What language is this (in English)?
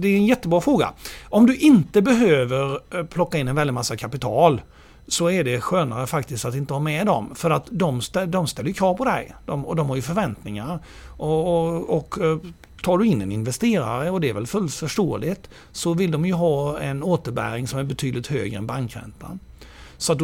Swedish